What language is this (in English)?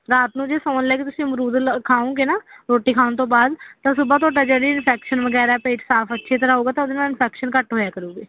Punjabi